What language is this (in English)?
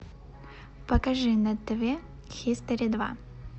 Russian